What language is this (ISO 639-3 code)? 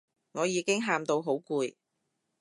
yue